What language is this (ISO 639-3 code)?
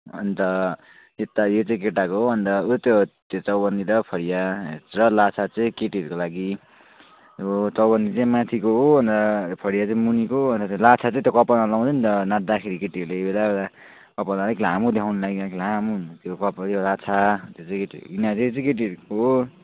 nep